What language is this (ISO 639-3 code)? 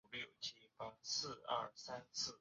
zho